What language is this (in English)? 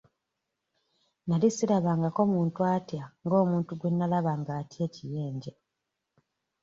Ganda